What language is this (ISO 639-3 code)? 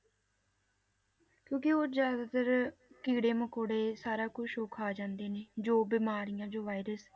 pan